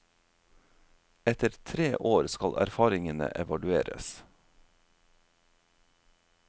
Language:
Norwegian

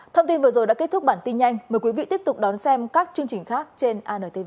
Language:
Vietnamese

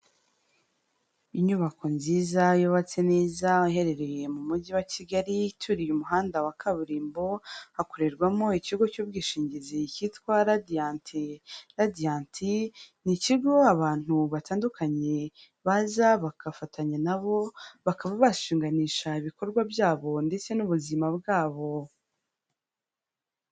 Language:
Kinyarwanda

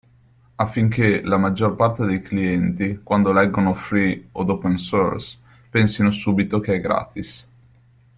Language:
Italian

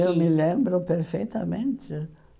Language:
Portuguese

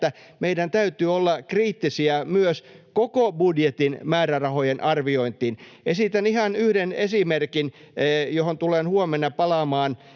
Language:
Finnish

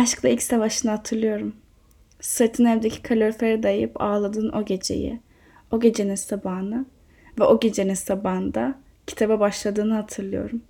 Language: Turkish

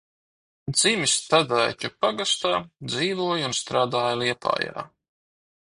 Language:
Latvian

